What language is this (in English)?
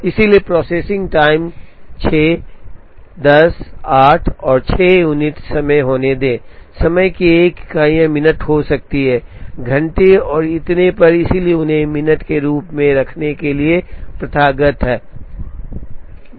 Hindi